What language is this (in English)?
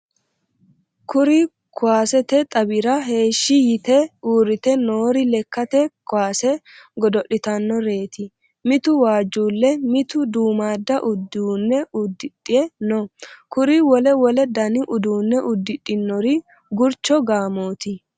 Sidamo